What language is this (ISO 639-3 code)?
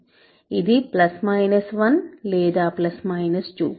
tel